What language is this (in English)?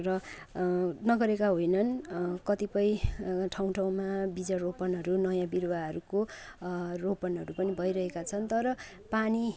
Nepali